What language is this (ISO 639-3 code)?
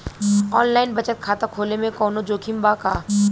bho